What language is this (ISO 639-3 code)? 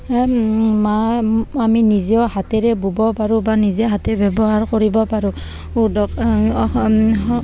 asm